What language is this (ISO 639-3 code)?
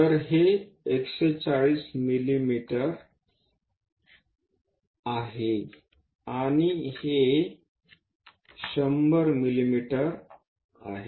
mar